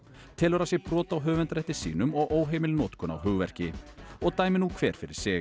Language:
Icelandic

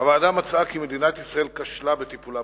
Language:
Hebrew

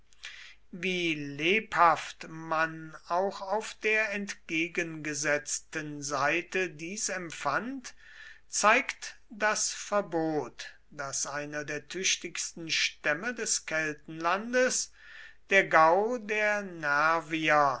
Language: German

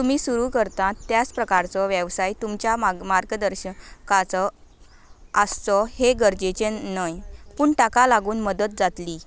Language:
Konkani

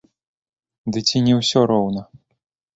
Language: Belarusian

